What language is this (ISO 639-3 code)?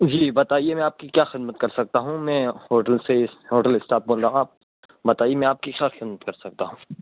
urd